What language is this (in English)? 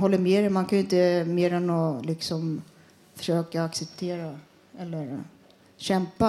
Swedish